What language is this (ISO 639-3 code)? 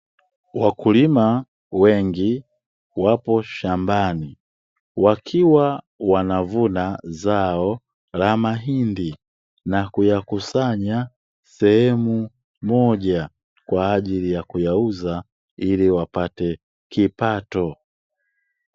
swa